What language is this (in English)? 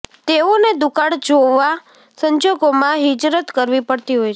Gujarati